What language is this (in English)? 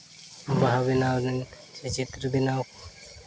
Santali